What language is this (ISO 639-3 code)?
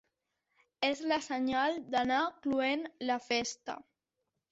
cat